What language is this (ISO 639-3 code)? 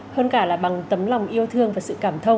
vie